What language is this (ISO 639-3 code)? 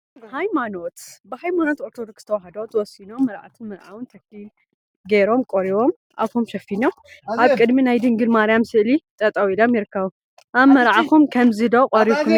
tir